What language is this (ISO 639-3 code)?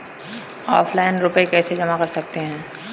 hin